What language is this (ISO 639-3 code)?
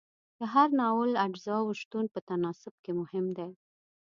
pus